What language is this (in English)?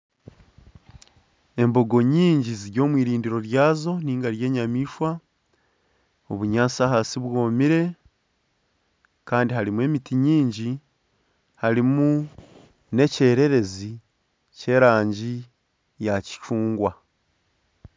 Nyankole